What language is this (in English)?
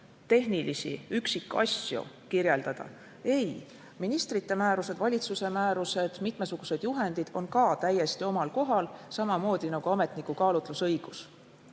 Estonian